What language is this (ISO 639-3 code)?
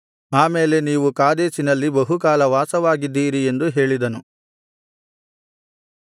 kan